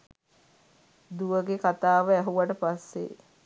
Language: Sinhala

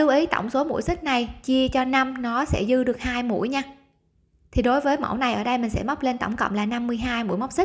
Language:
Vietnamese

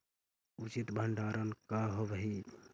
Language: Magahi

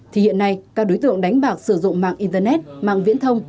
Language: Vietnamese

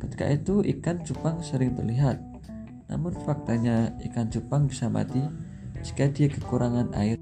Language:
Indonesian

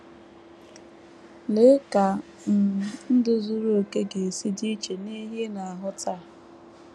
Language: Igbo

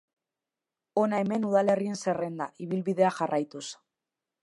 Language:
Basque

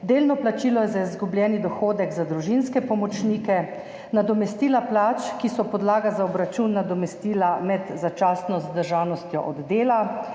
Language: Slovenian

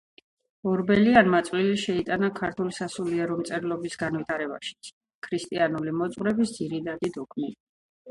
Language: Georgian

